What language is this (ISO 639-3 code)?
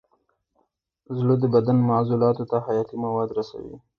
pus